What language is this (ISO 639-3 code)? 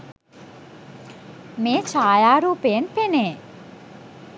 sin